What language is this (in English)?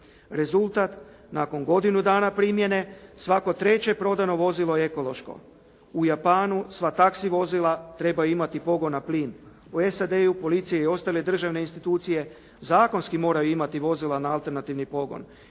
Croatian